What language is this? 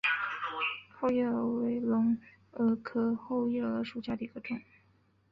Chinese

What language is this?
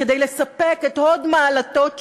Hebrew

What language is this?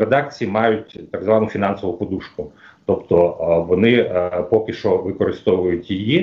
Ukrainian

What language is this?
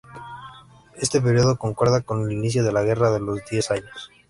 Spanish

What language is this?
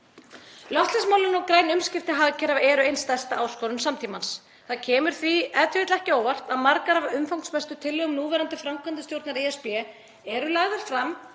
Icelandic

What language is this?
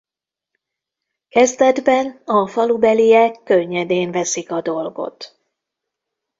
Hungarian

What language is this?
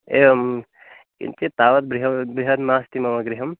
Sanskrit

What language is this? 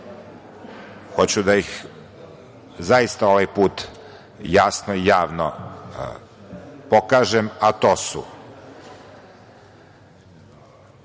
Serbian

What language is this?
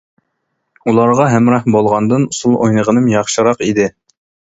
Uyghur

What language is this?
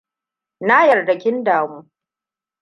Hausa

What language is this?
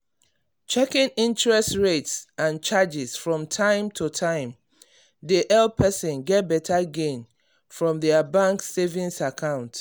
Nigerian Pidgin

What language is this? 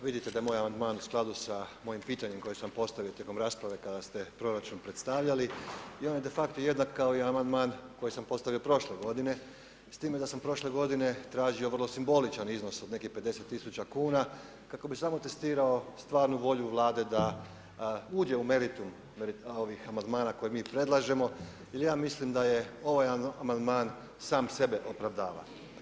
Croatian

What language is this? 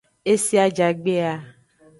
Aja (Benin)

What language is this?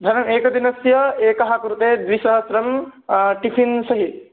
Sanskrit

